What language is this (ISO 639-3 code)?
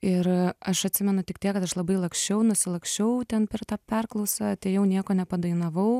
lit